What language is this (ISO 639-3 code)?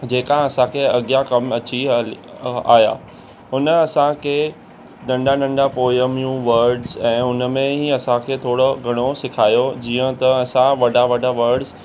snd